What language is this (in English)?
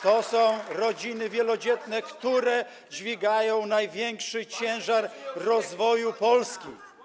Polish